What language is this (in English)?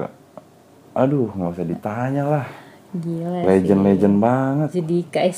Indonesian